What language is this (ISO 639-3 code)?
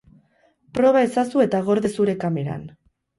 eus